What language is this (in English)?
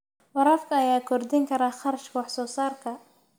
Somali